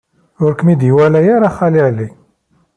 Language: Kabyle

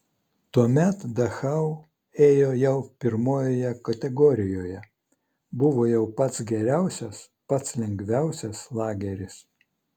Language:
Lithuanian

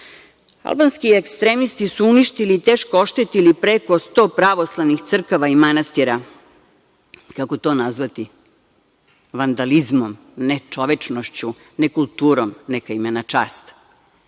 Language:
Serbian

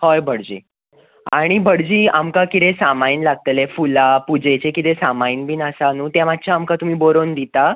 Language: Konkani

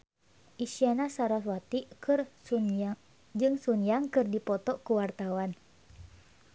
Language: Sundanese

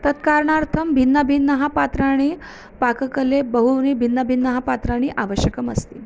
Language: Sanskrit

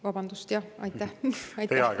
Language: Estonian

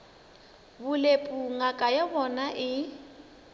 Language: Northern Sotho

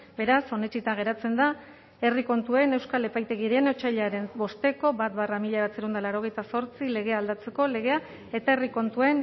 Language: Basque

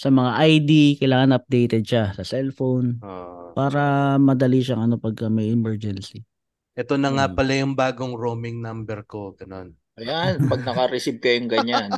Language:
Filipino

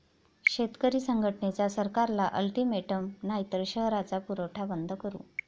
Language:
Marathi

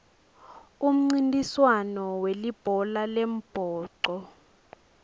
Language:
Swati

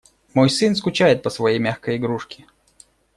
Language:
Russian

